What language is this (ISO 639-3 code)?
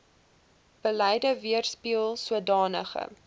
afr